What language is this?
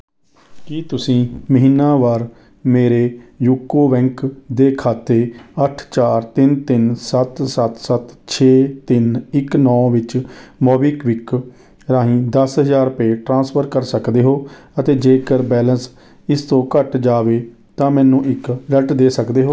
Punjabi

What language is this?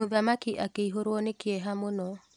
Kikuyu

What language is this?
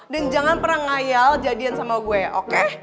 Indonesian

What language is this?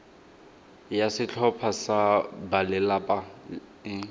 Tswana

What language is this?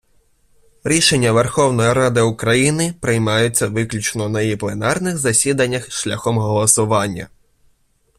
Ukrainian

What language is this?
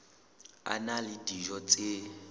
Southern Sotho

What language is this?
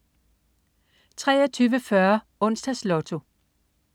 Danish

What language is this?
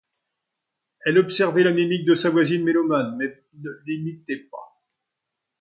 French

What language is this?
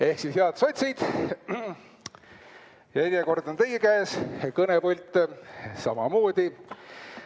Estonian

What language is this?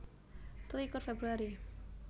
Javanese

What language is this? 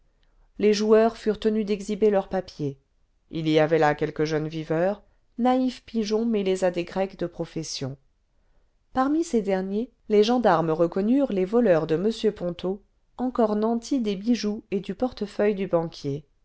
French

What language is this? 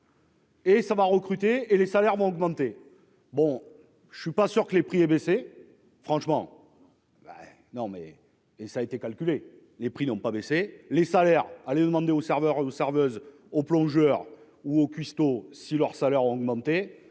French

